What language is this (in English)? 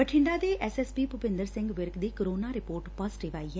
Punjabi